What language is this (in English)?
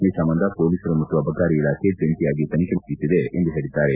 Kannada